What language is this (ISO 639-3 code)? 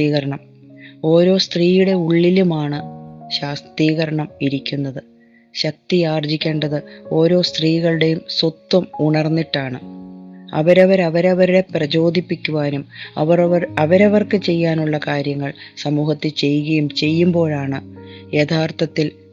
mal